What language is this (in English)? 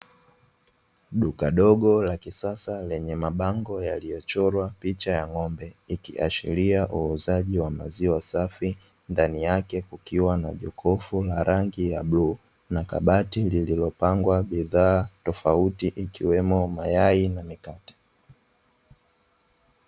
Swahili